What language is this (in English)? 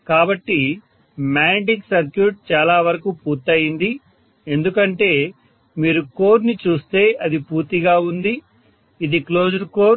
Telugu